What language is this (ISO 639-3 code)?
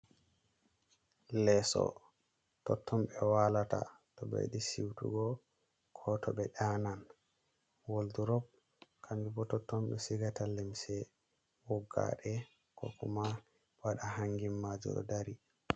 ful